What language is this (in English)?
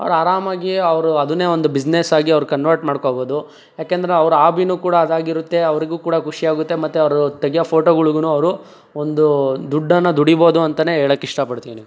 Kannada